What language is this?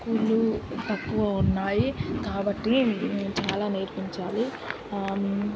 Telugu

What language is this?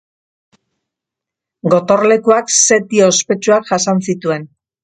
Basque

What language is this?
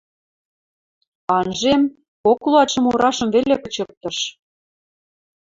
Western Mari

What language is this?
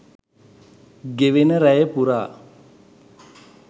Sinhala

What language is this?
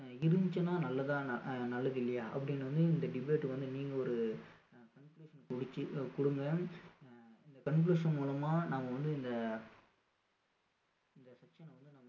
Tamil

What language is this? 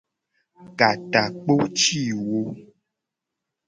Gen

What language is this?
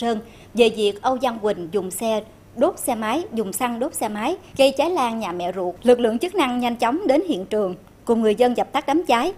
Vietnamese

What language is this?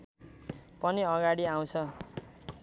Nepali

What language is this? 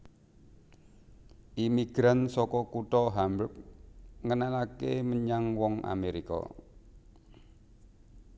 Javanese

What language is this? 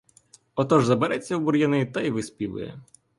Ukrainian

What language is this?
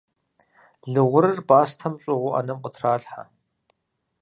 Kabardian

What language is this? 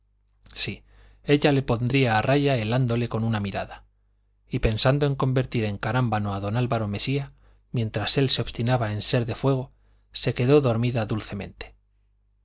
Spanish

